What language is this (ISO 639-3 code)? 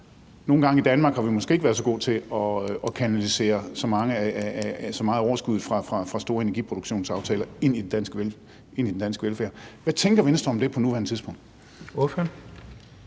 dan